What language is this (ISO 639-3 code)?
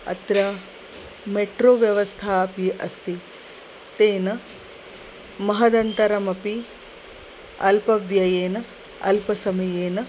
san